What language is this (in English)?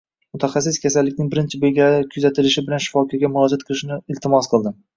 Uzbek